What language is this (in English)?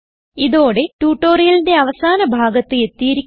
Malayalam